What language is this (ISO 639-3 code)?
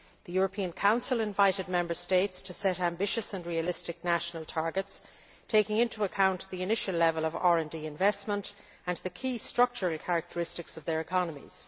eng